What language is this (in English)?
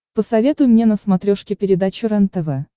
Russian